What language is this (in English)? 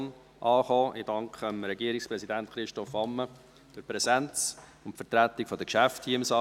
Swiss German